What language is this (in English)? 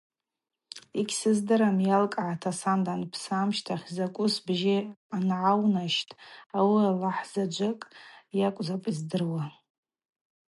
Abaza